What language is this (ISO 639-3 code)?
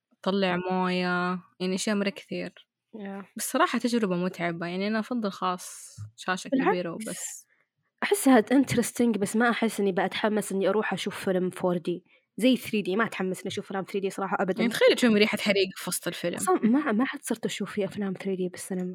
ara